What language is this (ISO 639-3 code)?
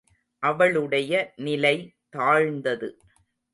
tam